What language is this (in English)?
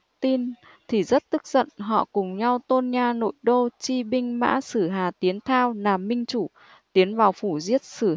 Vietnamese